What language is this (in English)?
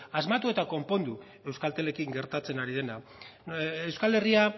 Basque